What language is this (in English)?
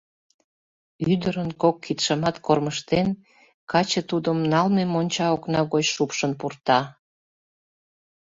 Mari